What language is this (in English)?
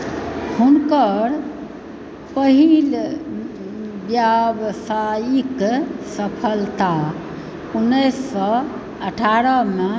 Maithili